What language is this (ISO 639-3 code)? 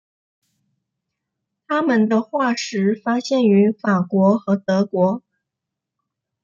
zho